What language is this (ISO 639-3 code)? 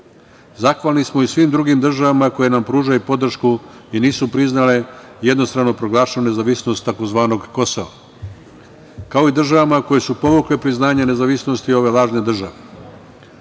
srp